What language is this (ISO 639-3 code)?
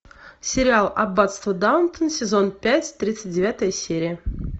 rus